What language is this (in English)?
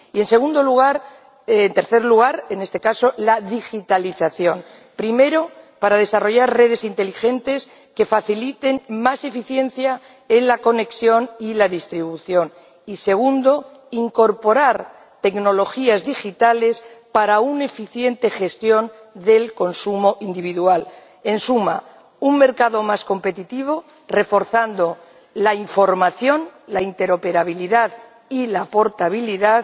Spanish